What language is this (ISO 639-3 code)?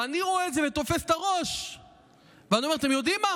heb